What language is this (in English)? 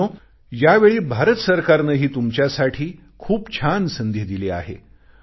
Marathi